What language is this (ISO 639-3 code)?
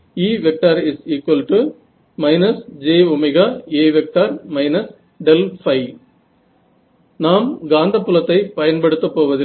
tam